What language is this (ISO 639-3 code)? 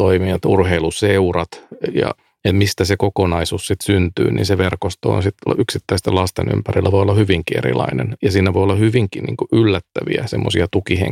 fin